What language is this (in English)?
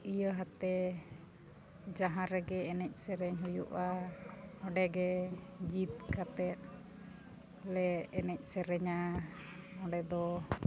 Santali